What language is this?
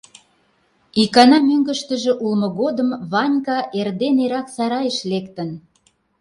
Mari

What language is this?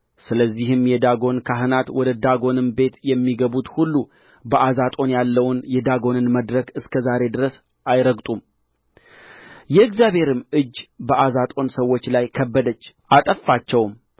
Amharic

